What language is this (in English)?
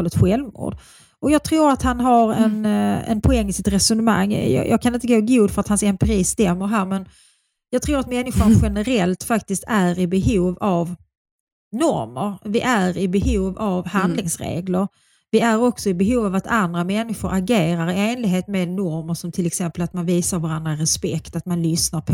Swedish